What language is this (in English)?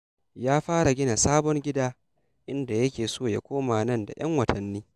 Hausa